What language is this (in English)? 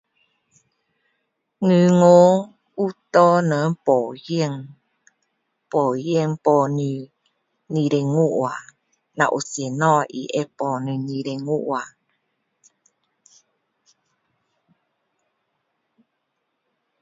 Min Dong Chinese